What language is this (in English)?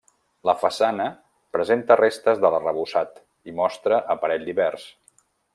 Catalan